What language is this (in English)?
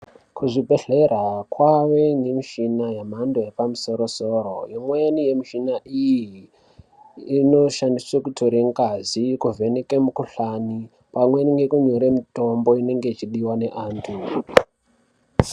Ndau